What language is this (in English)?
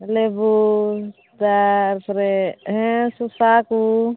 Santali